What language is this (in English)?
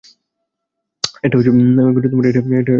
Bangla